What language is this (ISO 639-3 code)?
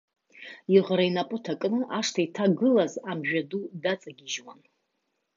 abk